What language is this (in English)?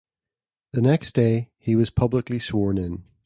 English